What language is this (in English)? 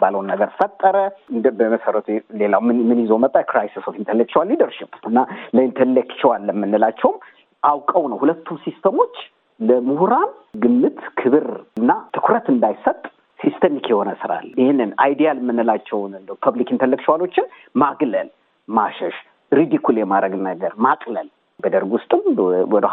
Amharic